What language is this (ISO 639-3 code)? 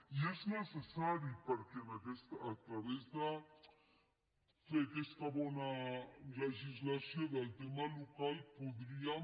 cat